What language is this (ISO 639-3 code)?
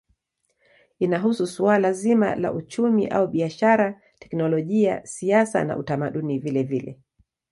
swa